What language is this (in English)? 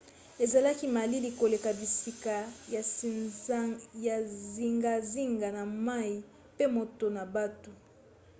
Lingala